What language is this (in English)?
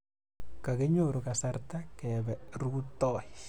Kalenjin